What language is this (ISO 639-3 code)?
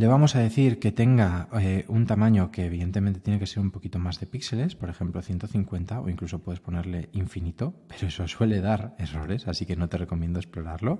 spa